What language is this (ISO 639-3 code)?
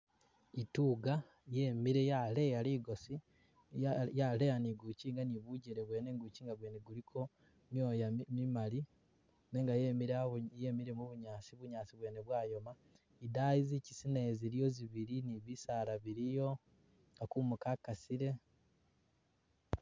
myx